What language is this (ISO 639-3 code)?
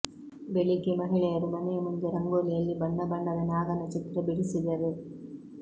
kan